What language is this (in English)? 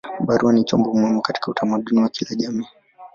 Swahili